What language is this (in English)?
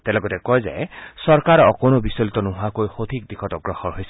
Assamese